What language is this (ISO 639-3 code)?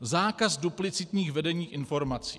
ces